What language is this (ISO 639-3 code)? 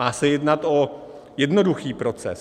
ces